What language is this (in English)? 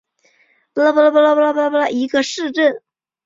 Chinese